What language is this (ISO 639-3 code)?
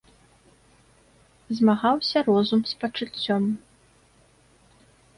bel